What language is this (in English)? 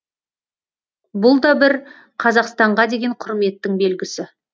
Kazakh